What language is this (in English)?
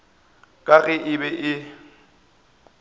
Northern Sotho